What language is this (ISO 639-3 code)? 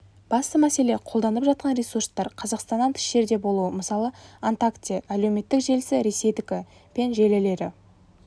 kaz